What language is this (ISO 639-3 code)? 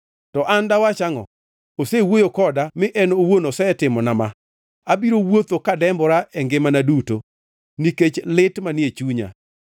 luo